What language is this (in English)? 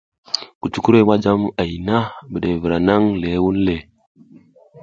South Giziga